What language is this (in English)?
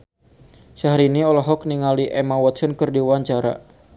Sundanese